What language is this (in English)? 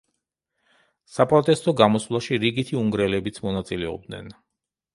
Georgian